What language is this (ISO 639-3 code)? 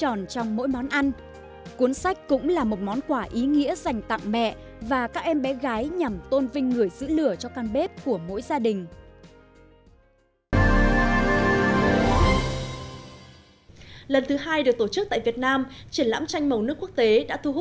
vie